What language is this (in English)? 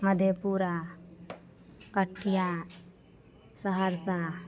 Maithili